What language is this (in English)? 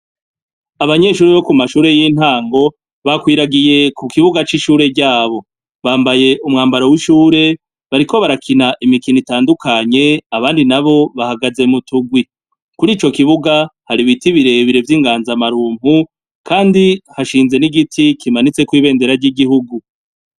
Rundi